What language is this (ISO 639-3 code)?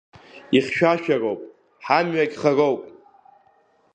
abk